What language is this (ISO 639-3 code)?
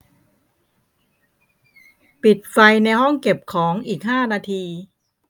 tha